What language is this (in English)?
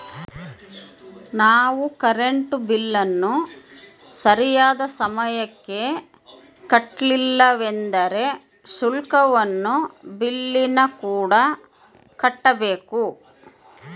Kannada